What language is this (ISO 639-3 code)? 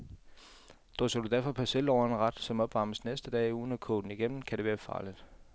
dan